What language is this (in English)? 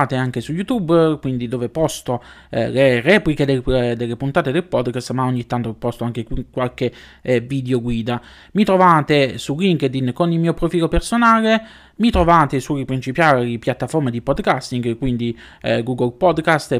Italian